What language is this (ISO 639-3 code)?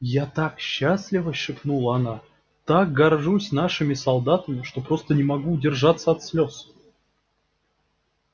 rus